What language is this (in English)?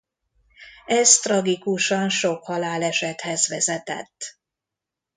Hungarian